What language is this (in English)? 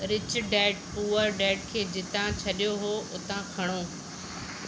Sindhi